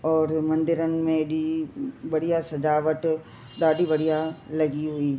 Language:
Sindhi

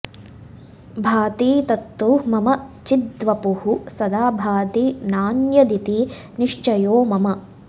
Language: Sanskrit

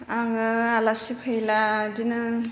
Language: Bodo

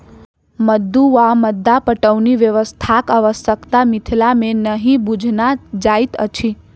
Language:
Maithili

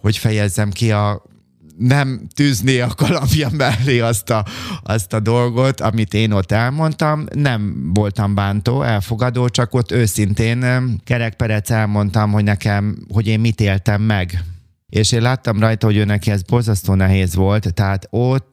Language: Hungarian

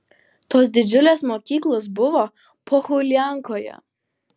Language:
Lithuanian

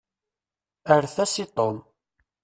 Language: Kabyle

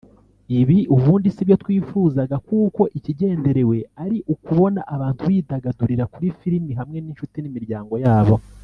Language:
Kinyarwanda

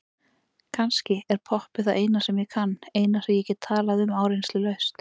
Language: Icelandic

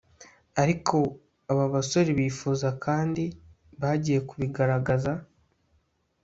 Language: Kinyarwanda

